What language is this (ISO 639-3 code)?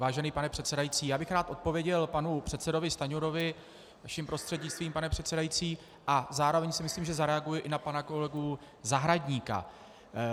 ces